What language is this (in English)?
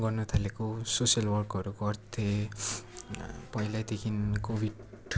Nepali